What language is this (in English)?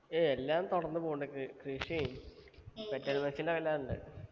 Malayalam